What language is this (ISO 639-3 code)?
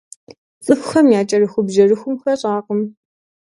kbd